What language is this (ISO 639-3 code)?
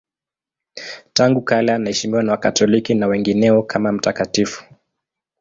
swa